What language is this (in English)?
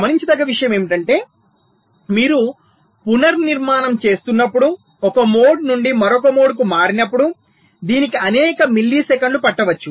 Telugu